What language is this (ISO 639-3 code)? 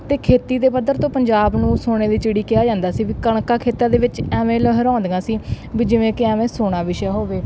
pan